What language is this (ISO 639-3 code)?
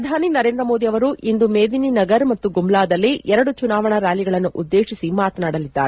kan